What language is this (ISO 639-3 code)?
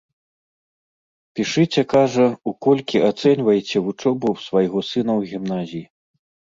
bel